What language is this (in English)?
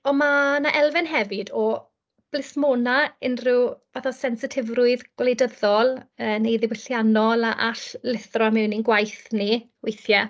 Welsh